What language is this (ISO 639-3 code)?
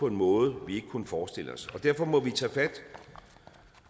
dan